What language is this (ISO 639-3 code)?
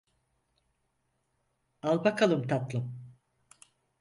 tur